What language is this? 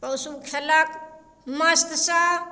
Maithili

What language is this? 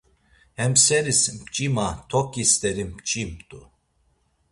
Laz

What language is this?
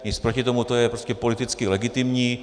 Czech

